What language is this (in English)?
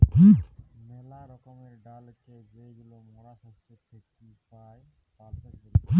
Bangla